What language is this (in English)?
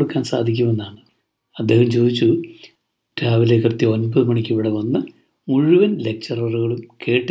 Malayalam